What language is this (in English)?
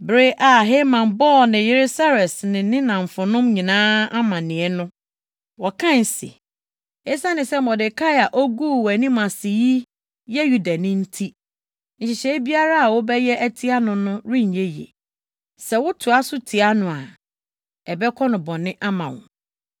Akan